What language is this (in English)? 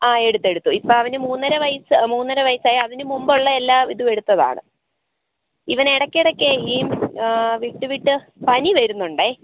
Malayalam